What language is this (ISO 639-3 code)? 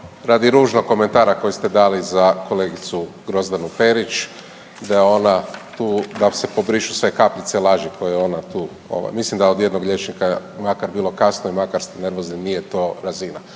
hrv